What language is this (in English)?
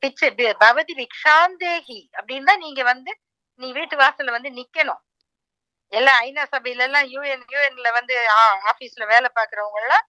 Tamil